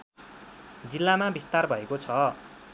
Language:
Nepali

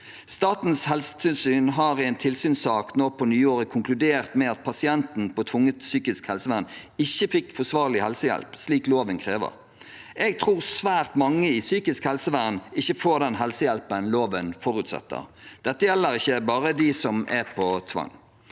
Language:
Norwegian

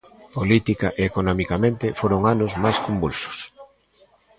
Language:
Galician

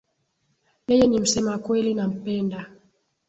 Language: Swahili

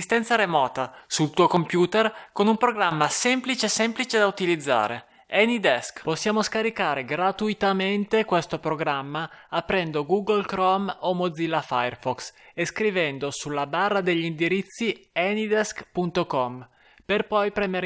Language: Italian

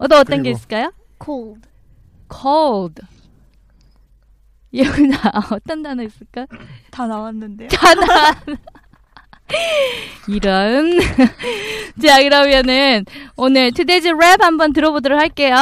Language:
Korean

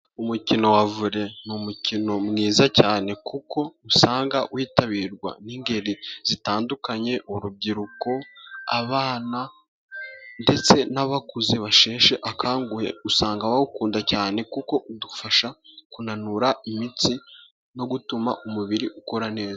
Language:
Kinyarwanda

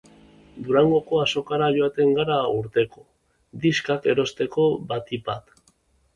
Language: Basque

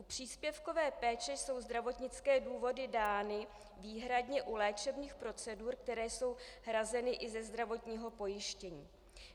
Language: Czech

